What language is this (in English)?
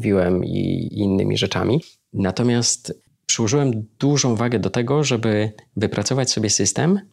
Polish